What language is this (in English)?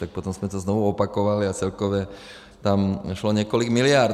Czech